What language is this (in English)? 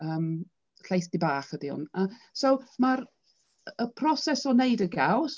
Welsh